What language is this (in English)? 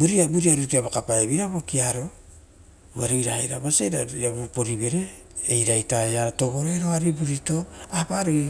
Rotokas